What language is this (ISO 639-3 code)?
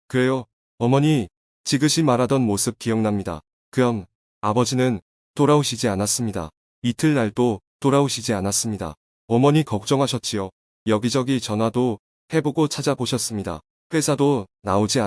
kor